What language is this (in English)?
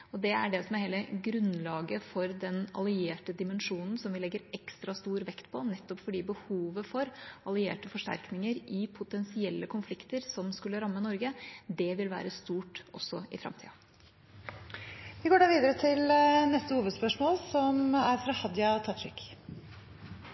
Norwegian